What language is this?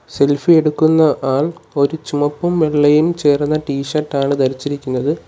Malayalam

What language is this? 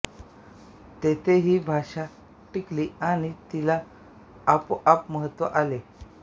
Marathi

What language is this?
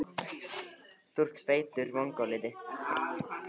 Icelandic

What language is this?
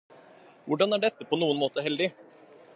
Norwegian Bokmål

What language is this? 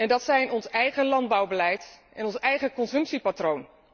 Dutch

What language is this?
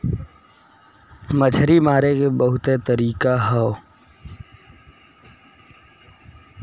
Bhojpuri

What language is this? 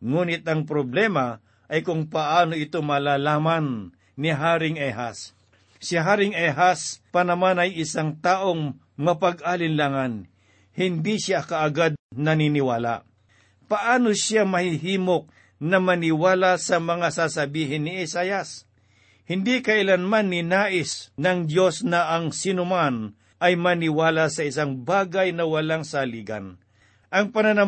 Filipino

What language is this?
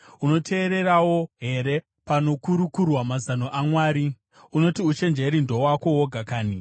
Shona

